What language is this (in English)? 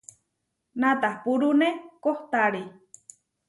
Huarijio